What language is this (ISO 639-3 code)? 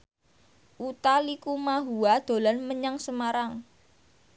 jav